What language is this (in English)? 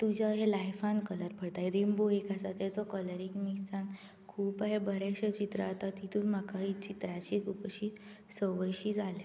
Konkani